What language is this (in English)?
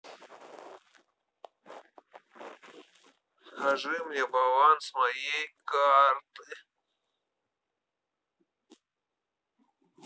Russian